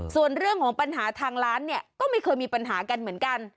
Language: Thai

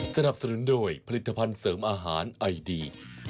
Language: Thai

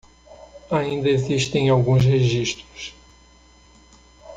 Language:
Portuguese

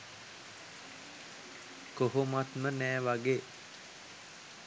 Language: Sinhala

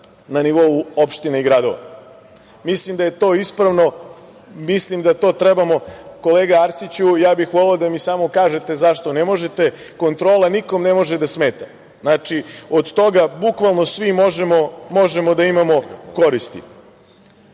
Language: Serbian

